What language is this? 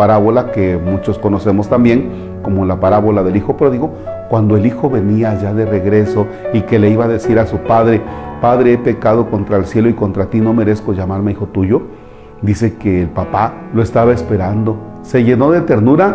Spanish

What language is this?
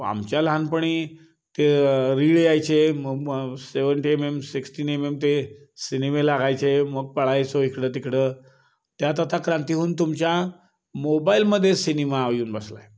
Marathi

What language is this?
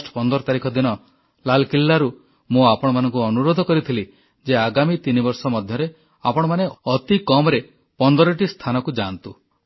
Odia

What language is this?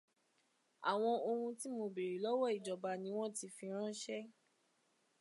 Yoruba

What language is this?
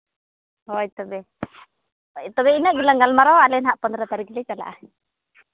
Santali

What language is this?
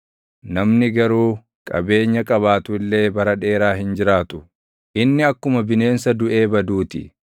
Oromo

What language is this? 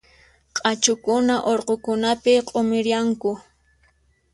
Puno Quechua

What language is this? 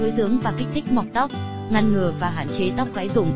Vietnamese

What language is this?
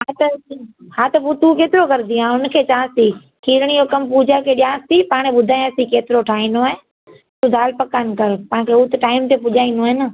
Sindhi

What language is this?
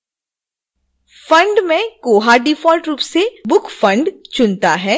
Hindi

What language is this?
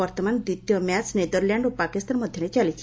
Odia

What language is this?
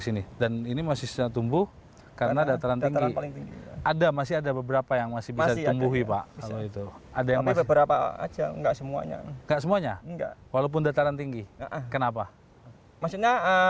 Indonesian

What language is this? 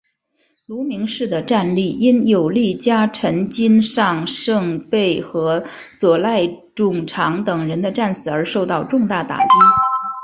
Chinese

